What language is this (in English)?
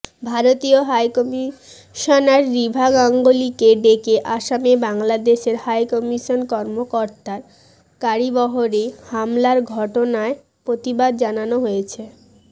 Bangla